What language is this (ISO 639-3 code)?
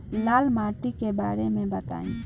bho